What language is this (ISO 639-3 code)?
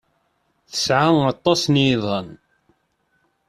kab